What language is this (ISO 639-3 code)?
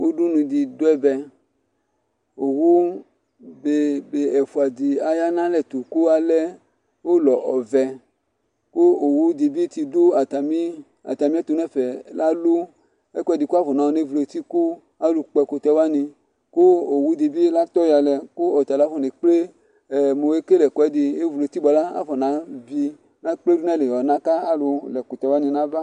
kpo